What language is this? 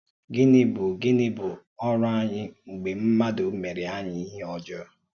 Igbo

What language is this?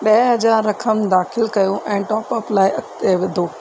Sindhi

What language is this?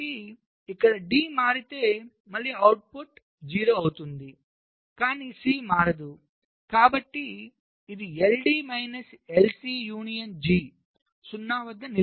Telugu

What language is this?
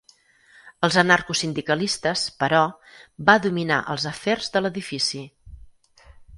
Catalan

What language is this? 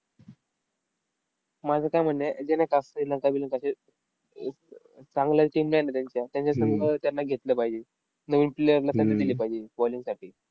Marathi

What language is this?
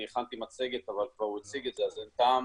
Hebrew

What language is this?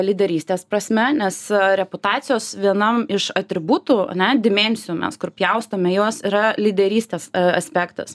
Lithuanian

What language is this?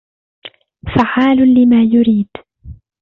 Arabic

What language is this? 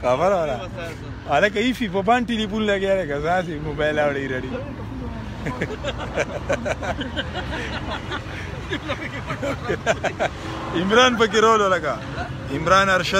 French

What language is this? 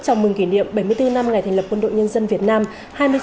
Vietnamese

